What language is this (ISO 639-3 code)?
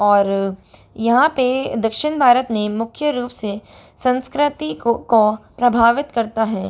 hin